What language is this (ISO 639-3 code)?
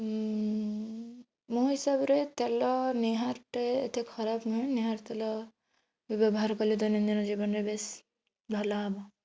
ori